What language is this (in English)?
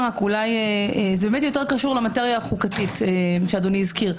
Hebrew